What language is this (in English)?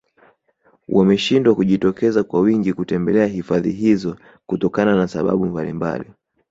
Swahili